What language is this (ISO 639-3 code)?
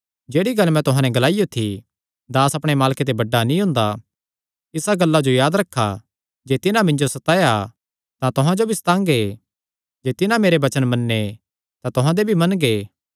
xnr